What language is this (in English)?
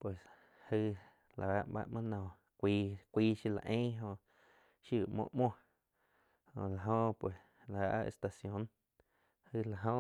Quiotepec Chinantec